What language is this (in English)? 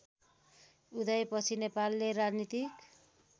Nepali